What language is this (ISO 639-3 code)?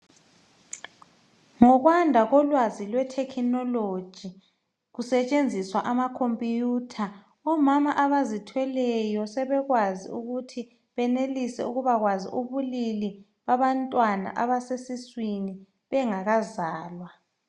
nde